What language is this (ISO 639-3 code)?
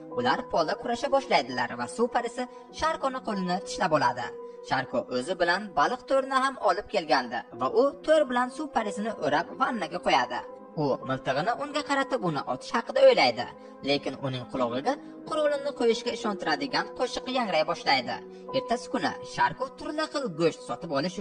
tur